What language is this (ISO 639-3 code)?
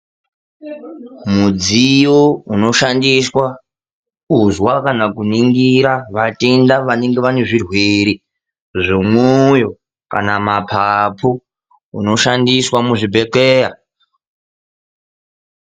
ndc